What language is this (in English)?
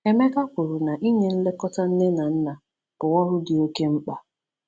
Igbo